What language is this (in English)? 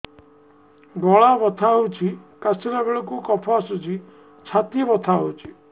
Odia